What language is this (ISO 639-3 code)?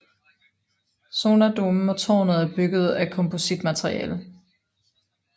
dan